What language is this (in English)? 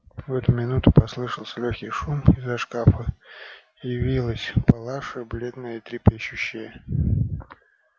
Russian